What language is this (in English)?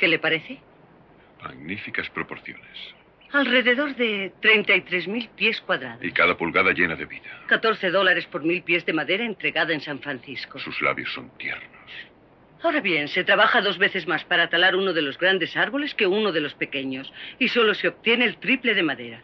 Spanish